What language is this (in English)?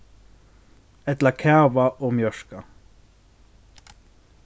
Faroese